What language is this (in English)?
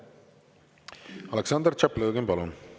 Estonian